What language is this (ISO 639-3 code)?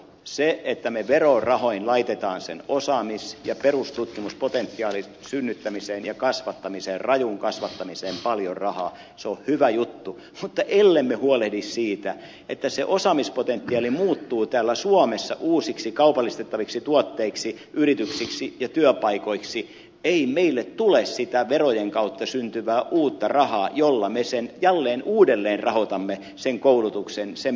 fin